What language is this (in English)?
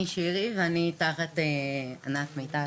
Hebrew